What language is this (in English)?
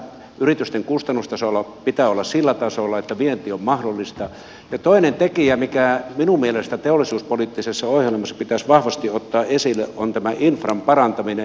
Finnish